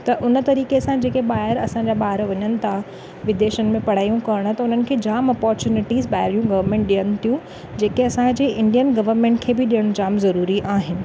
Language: Sindhi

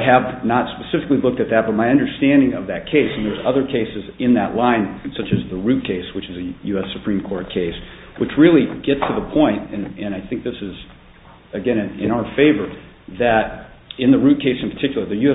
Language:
English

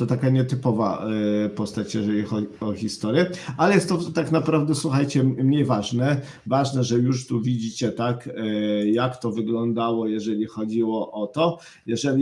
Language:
Polish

